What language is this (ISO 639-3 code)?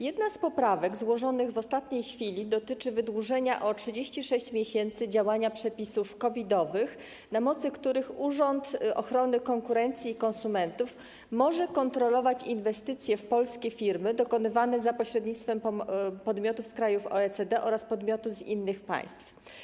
pol